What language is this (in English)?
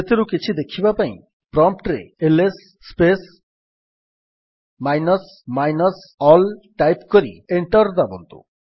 Odia